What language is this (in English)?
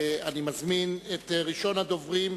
Hebrew